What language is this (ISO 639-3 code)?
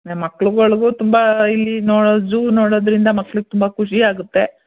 kan